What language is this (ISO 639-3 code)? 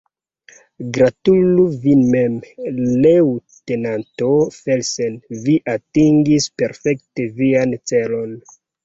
epo